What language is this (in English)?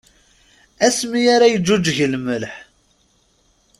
Kabyle